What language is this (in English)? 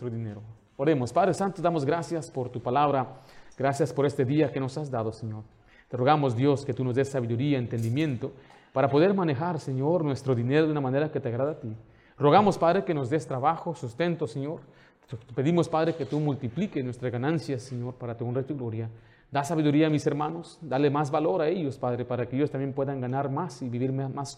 Spanish